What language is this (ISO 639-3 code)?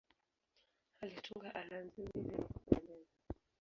swa